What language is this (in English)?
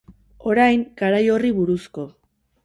Basque